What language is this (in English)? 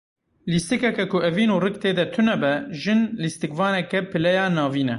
Kurdish